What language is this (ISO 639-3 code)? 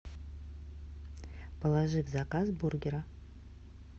rus